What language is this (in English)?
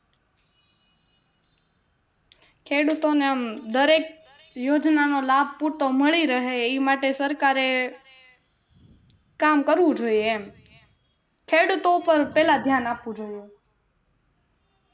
Gujarati